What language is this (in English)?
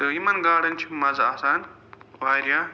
Kashmiri